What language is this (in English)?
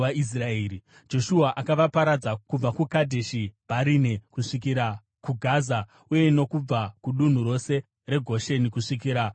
Shona